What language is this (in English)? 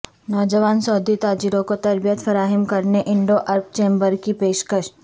Urdu